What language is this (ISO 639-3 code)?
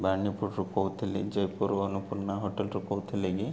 ori